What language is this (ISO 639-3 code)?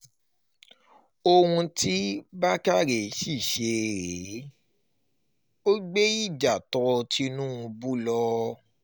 yor